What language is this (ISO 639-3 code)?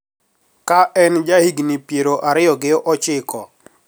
luo